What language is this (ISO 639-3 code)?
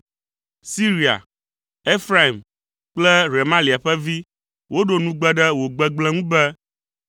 ewe